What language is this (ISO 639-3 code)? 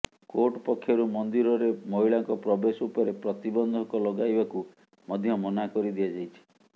ori